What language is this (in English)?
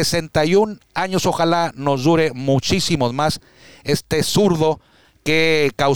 Spanish